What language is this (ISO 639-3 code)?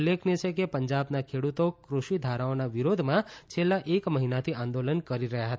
guj